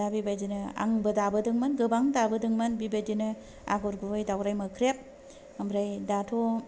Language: Bodo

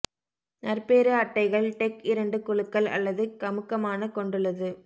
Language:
Tamil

